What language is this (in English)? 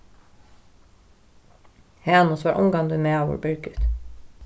Faroese